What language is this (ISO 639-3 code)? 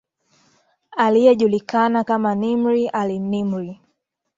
swa